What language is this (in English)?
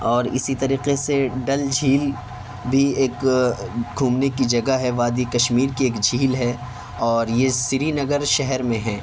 Urdu